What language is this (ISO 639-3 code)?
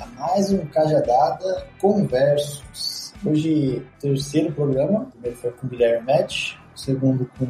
por